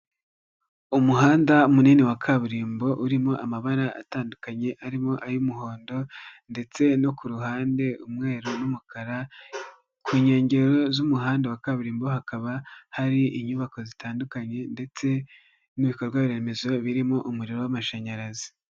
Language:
Kinyarwanda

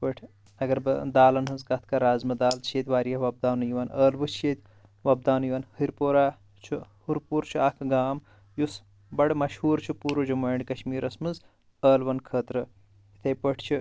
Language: Kashmiri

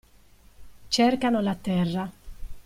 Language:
Italian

